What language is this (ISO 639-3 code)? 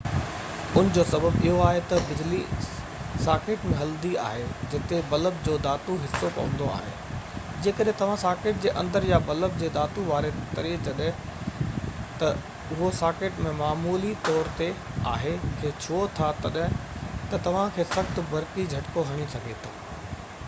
snd